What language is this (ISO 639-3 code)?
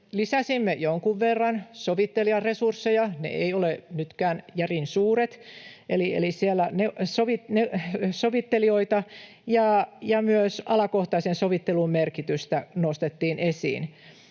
fin